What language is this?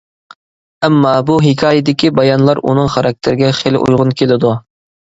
Uyghur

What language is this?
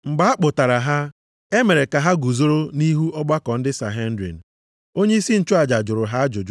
Igbo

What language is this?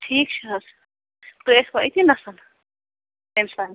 Kashmiri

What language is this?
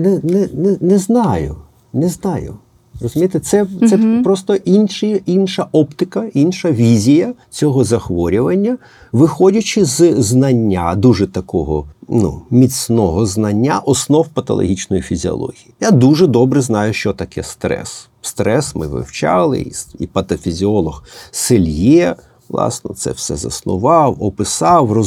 Ukrainian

